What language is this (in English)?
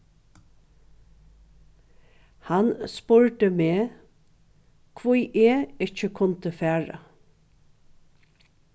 Faroese